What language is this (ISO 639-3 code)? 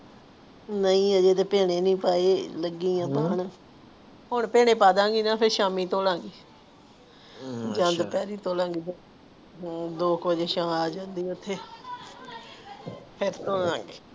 pan